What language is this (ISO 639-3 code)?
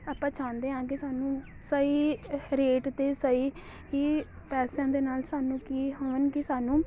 pan